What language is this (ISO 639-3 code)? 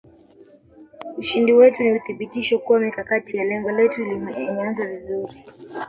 swa